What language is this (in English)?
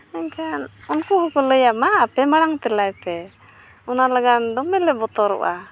Santali